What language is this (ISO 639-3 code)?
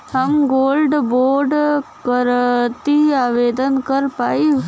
bho